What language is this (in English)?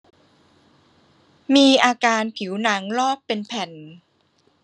Thai